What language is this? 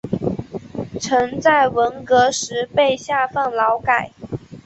Chinese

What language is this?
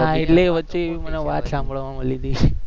Gujarati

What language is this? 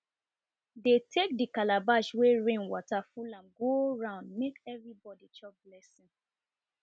Nigerian Pidgin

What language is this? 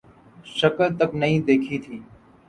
Urdu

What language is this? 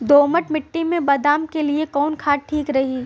Bhojpuri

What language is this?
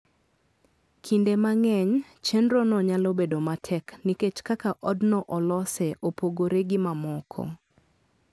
Luo (Kenya and Tanzania)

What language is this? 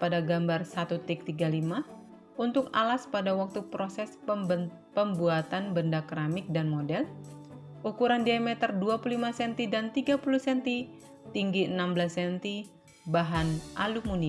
Indonesian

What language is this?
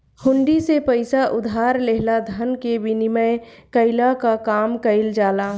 Bhojpuri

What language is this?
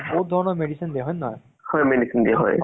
Assamese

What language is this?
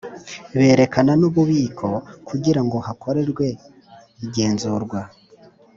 Kinyarwanda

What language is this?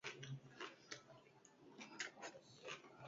Basque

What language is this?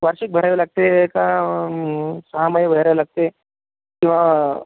Marathi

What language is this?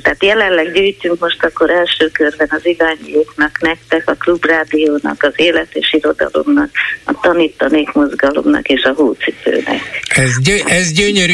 Hungarian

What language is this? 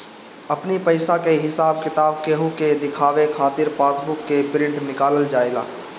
Bhojpuri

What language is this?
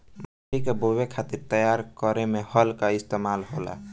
Bhojpuri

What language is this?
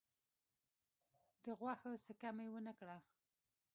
Pashto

